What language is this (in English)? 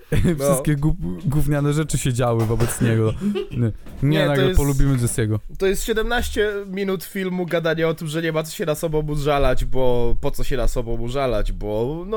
Polish